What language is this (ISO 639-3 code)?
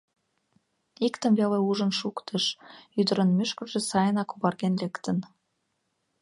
chm